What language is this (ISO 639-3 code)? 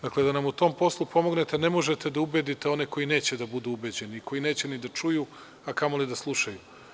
srp